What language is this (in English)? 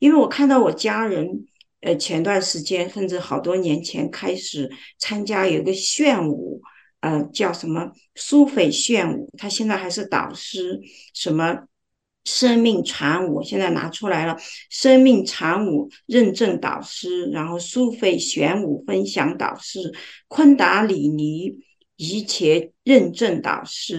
Chinese